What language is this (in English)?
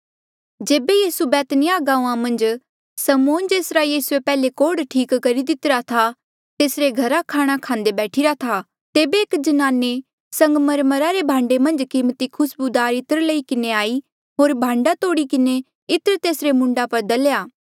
Mandeali